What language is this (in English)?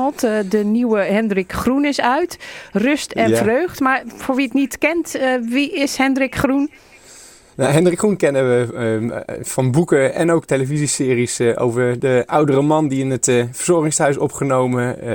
Dutch